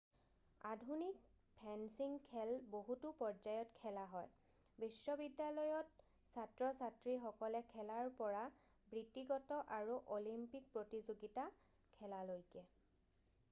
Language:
Assamese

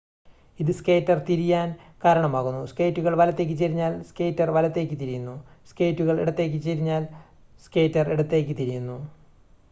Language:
Malayalam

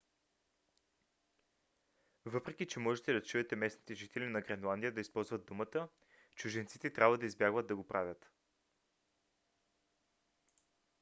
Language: Bulgarian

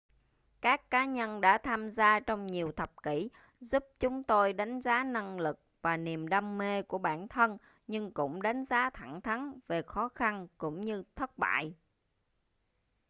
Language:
Vietnamese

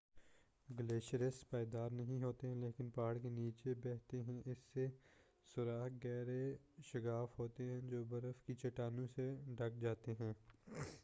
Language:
Urdu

